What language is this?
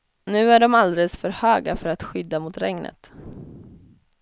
Swedish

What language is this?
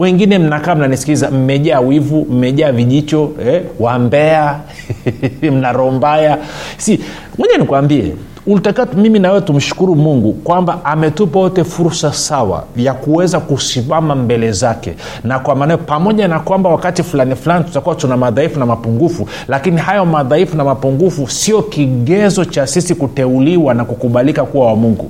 Swahili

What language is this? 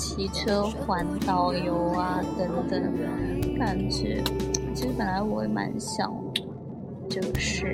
Chinese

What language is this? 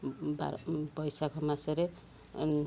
Odia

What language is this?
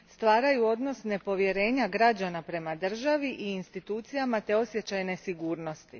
Croatian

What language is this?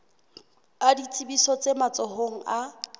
Southern Sotho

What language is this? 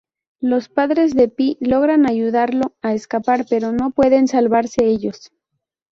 Spanish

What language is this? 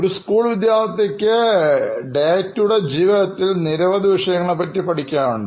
Malayalam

